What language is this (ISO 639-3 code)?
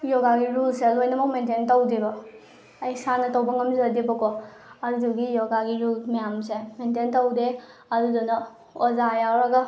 mni